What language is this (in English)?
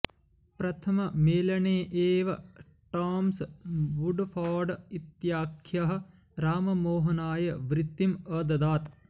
Sanskrit